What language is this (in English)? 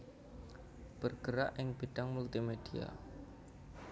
Javanese